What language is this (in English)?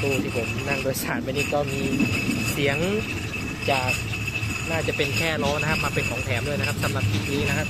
Thai